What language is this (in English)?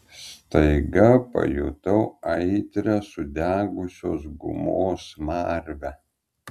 Lithuanian